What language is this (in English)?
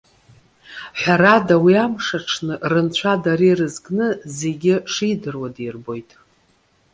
Abkhazian